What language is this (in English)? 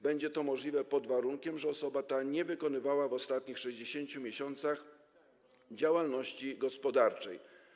Polish